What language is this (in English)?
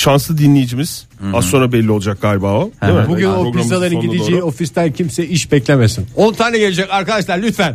Turkish